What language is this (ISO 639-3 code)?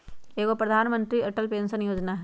mag